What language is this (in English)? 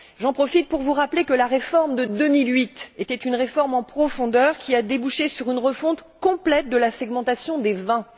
French